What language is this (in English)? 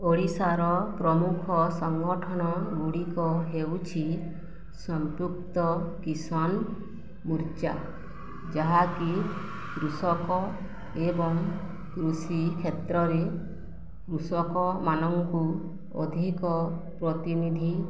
Odia